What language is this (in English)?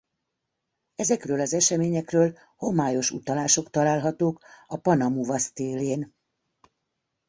Hungarian